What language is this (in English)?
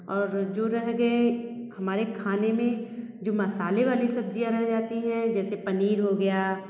Hindi